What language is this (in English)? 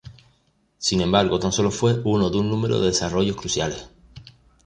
Spanish